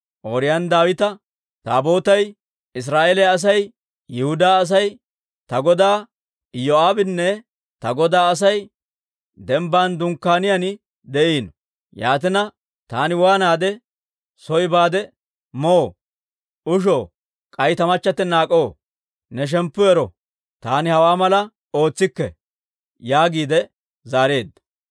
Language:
Dawro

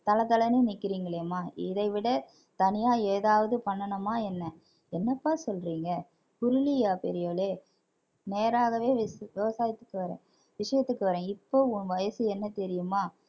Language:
Tamil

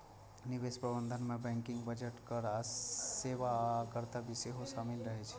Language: Maithili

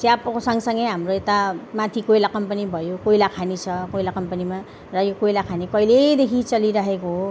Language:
Nepali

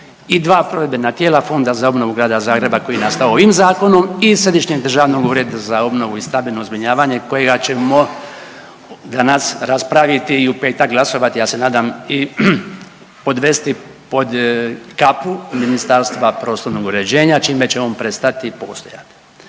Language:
Croatian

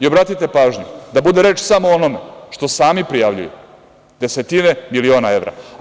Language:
Serbian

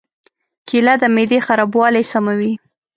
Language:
Pashto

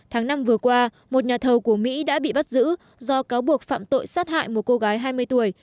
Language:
Vietnamese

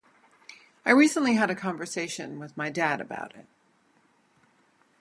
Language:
English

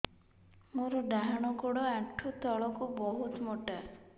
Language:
Odia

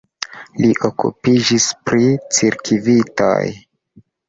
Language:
Esperanto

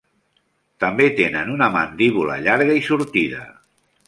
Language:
Catalan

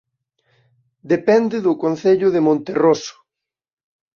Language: Galician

